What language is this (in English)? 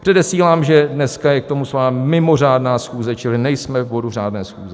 Czech